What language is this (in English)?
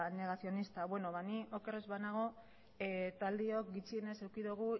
Basque